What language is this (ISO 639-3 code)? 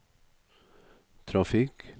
nor